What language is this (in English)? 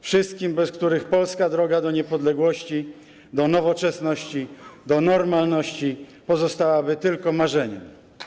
Polish